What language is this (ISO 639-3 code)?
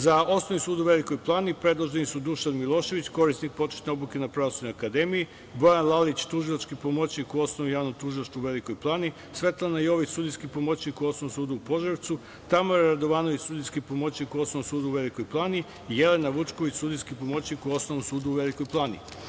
srp